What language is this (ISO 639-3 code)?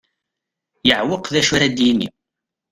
kab